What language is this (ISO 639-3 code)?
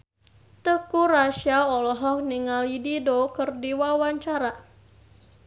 sun